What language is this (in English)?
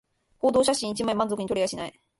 Japanese